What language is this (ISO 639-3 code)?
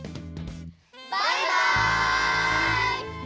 jpn